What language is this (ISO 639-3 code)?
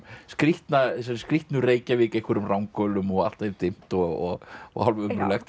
isl